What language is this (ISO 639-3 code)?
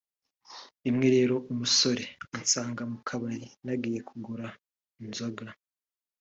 kin